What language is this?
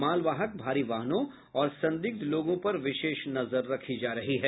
Hindi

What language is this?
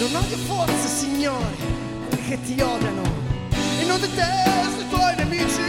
Slovak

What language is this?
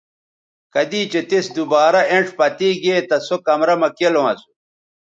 Bateri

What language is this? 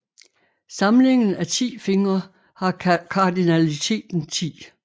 Danish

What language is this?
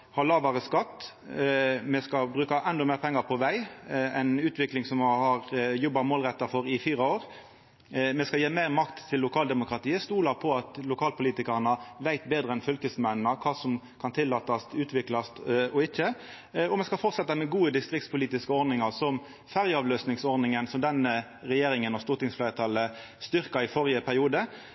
Norwegian Nynorsk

